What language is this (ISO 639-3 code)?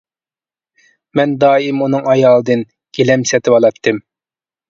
uig